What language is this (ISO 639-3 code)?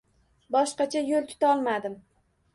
uzb